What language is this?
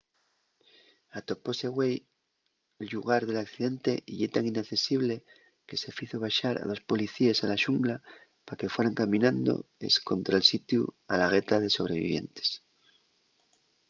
Asturian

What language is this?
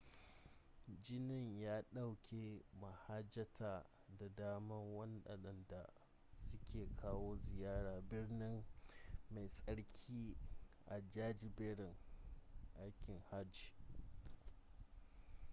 Hausa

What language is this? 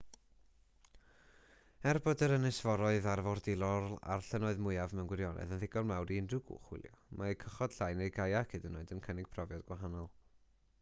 Welsh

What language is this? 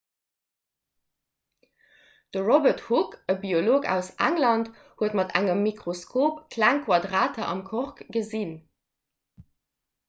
Luxembourgish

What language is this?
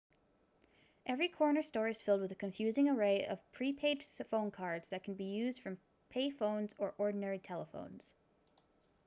English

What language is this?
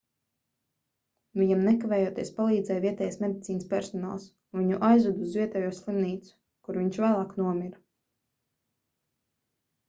Latvian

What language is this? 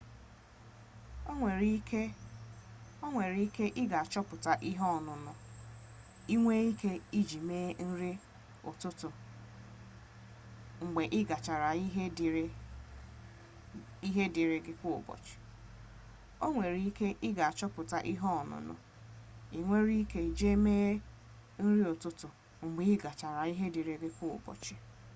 Igbo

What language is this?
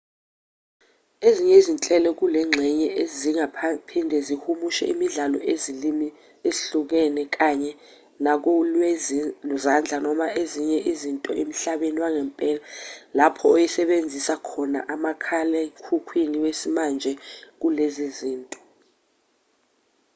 Zulu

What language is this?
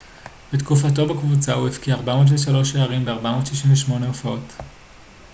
Hebrew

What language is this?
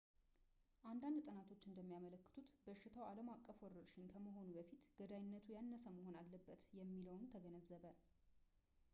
Amharic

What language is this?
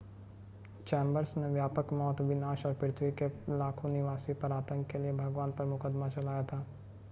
Hindi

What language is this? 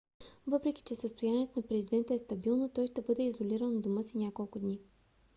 Bulgarian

